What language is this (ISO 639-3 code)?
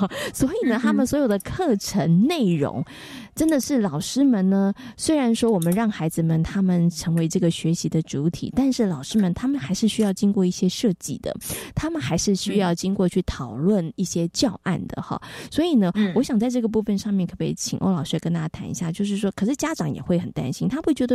zho